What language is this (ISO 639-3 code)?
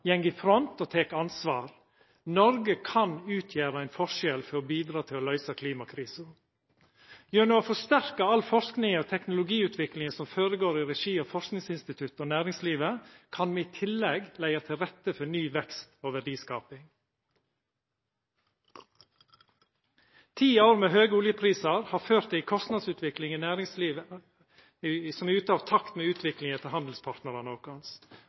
nno